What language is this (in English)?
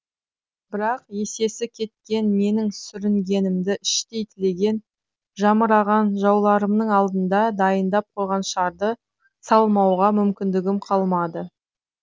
Kazakh